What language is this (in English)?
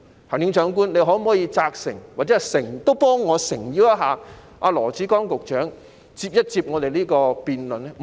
Cantonese